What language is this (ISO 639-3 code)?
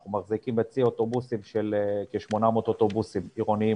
heb